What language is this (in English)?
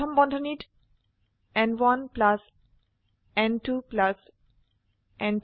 Assamese